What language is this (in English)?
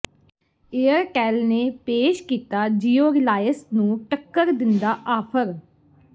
Punjabi